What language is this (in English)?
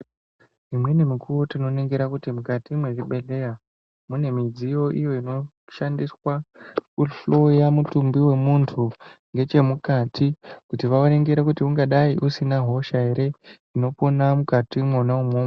Ndau